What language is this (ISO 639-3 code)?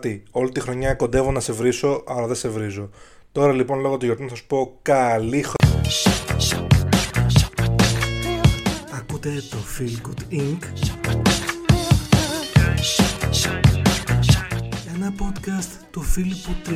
ell